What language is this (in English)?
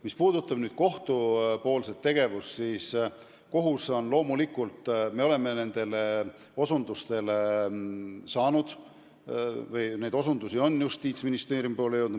Estonian